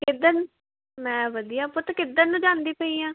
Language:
Punjabi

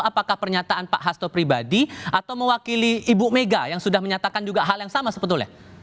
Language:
Indonesian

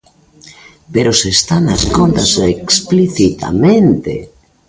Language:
Galician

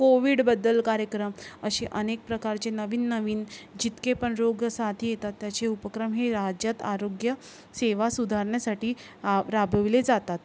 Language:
Marathi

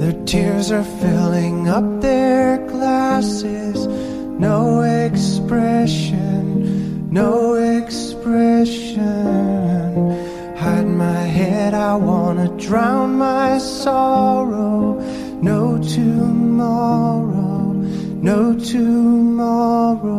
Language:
Hungarian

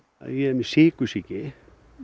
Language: Icelandic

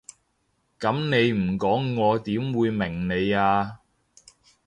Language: Cantonese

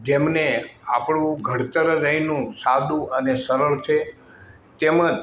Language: Gujarati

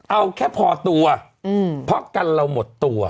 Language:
Thai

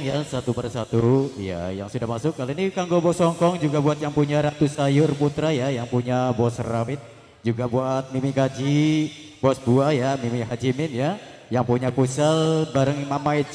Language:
Indonesian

